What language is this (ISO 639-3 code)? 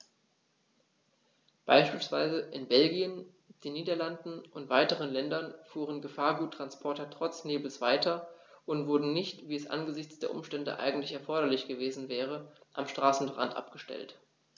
deu